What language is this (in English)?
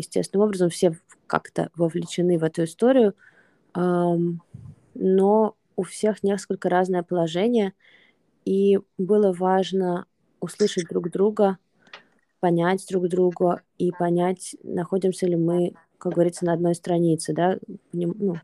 Russian